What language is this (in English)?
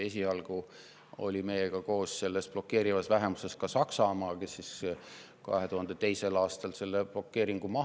Estonian